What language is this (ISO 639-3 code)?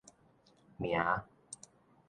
nan